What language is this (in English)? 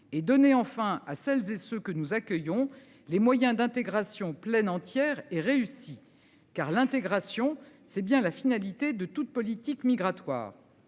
French